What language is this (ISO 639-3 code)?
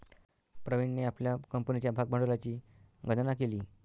mar